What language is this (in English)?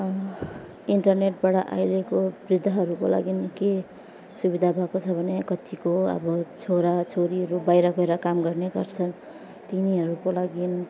Nepali